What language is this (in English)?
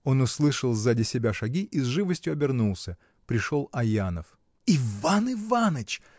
Russian